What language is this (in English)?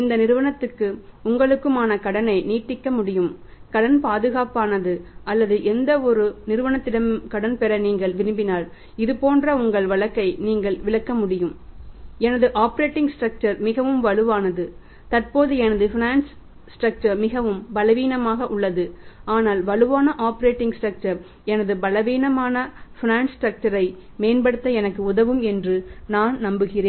Tamil